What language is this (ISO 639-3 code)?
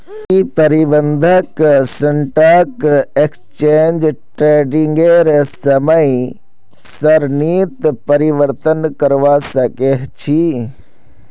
mag